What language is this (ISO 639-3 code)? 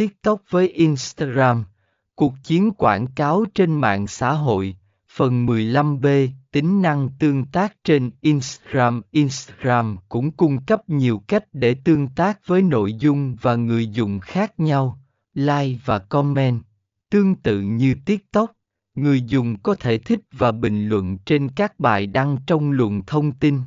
vie